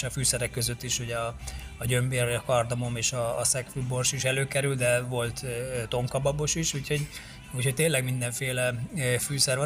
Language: Hungarian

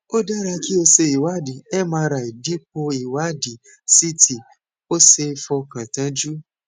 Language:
Yoruba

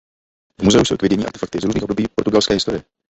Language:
Czech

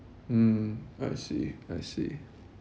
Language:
English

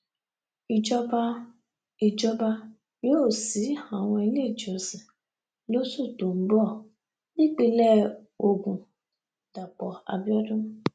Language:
Yoruba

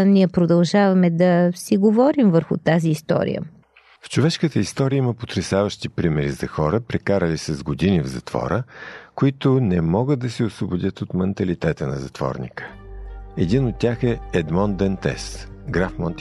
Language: Bulgarian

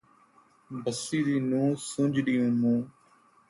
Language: Saraiki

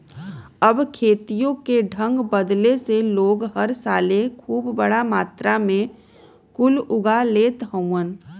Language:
Bhojpuri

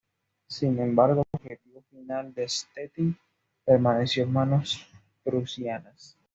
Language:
Spanish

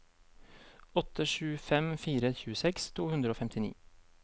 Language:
Norwegian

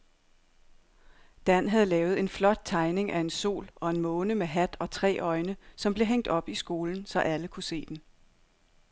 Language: Danish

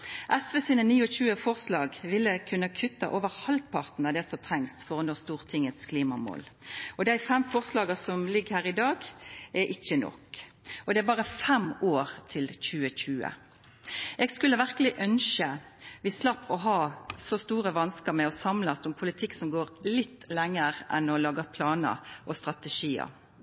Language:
Norwegian Nynorsk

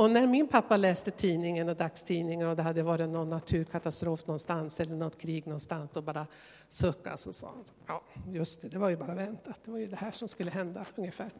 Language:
Swedish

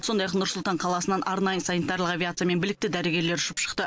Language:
Kazakh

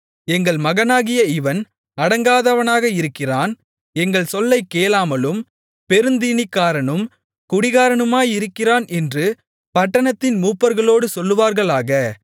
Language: Tamil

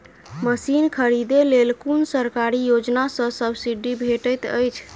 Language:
Maithili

